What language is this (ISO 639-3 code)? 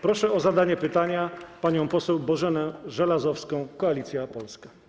pol